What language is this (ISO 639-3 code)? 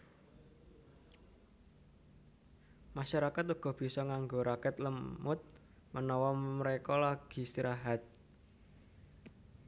jav